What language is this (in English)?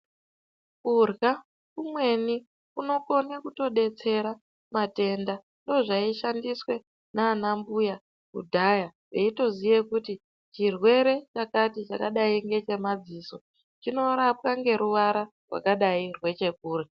Ndau